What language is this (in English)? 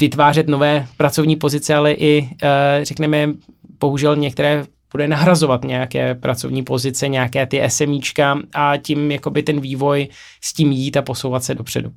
Czech